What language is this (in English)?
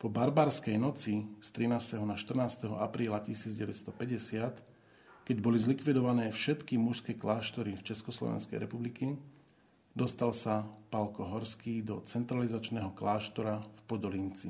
Slovak